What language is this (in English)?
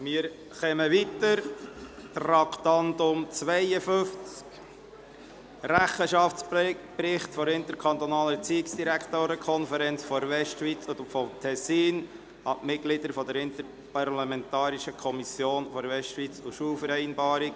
Swiss German